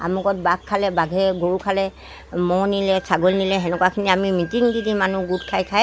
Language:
Assamese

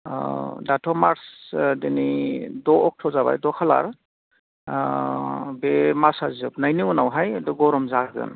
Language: Bodo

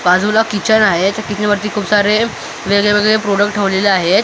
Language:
Marathi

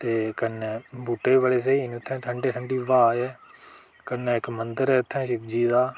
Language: Dogri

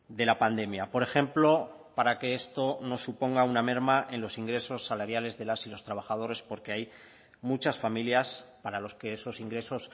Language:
Spanish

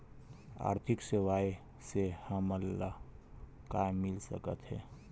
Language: Chhattisgarhi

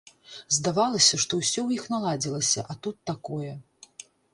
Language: Belarusian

